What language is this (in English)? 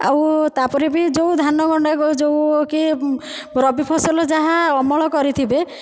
Odia